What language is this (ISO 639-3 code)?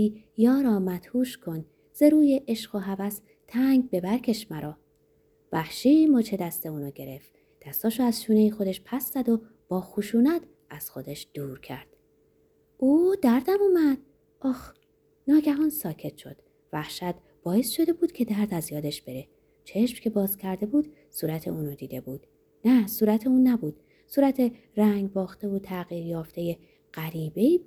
fas